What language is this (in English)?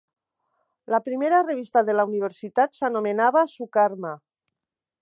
Catalan